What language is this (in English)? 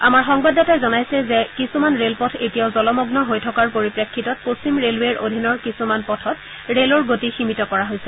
Assamese